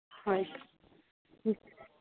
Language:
Santali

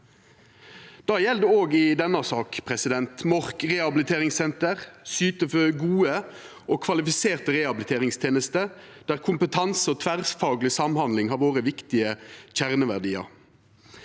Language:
Norwegian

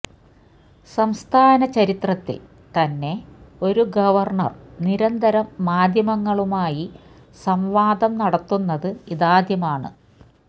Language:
Malayalam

